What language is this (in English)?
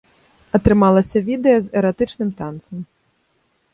Belarusian